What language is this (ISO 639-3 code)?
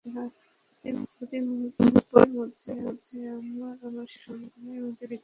ben